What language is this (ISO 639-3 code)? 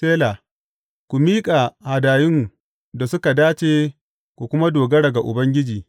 hau